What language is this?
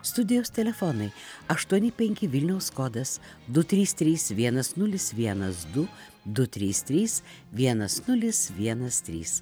Lithuanian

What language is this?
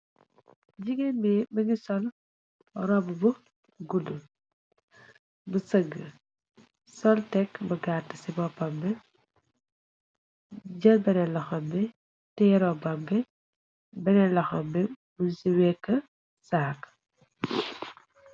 Wolof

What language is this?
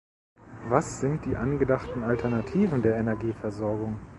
German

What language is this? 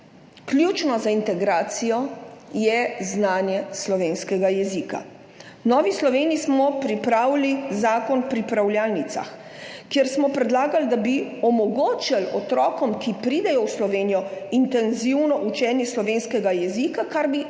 Slovenian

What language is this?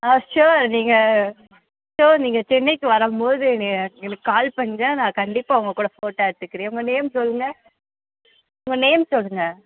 Tamil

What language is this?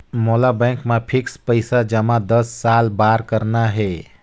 Chhattisgarhi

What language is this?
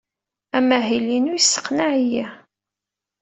Kabyle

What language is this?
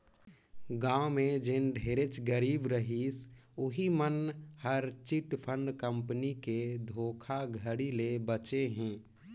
Chhattisgarhi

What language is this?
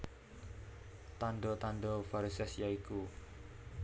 Javanese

